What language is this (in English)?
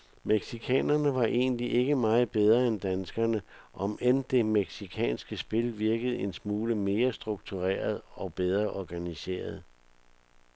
Danish